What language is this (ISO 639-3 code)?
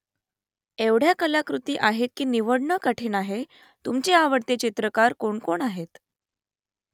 mar